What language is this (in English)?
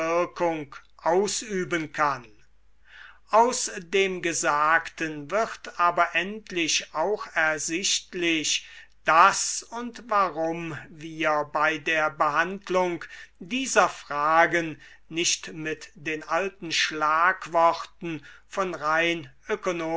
German